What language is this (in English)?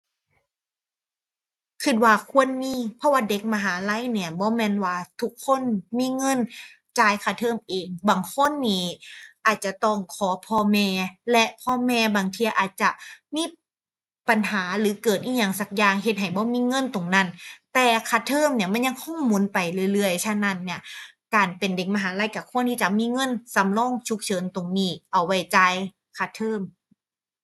Thai